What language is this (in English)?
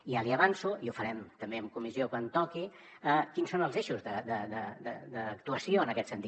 Catalan